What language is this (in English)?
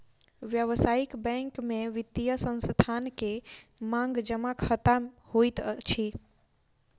Maithili